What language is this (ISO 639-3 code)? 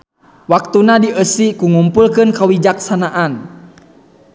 sun